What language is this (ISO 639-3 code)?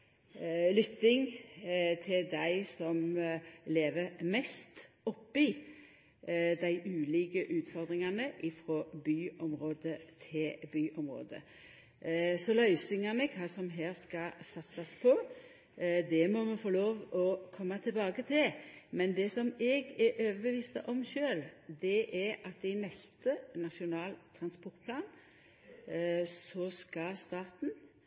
nno